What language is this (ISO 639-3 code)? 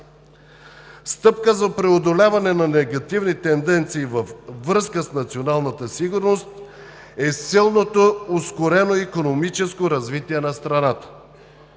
bul